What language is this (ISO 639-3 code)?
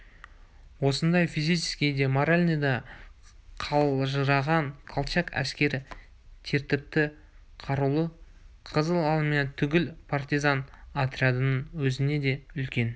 kaz